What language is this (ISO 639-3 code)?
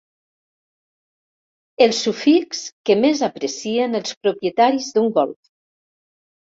cat